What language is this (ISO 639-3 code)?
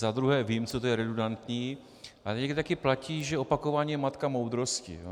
ces